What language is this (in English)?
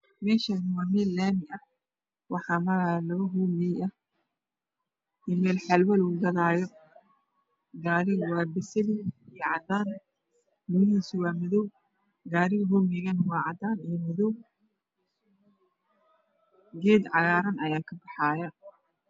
Somali